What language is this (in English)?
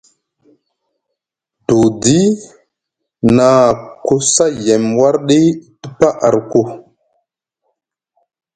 Musgu